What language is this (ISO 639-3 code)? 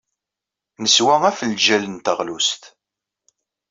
kab